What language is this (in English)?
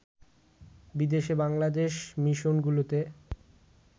Bangla